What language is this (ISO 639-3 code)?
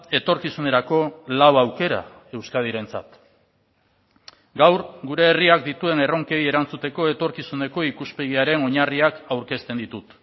eus